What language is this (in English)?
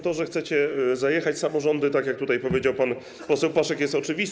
Polish